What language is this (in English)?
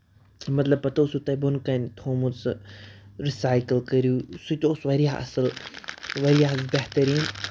Kashmiri